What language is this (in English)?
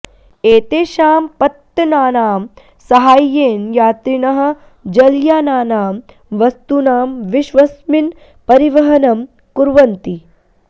Sanskrit